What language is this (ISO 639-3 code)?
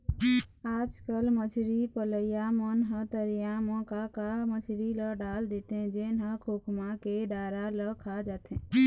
hne